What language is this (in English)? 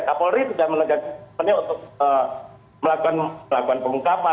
Indonesian